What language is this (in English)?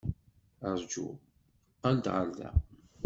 Kabyle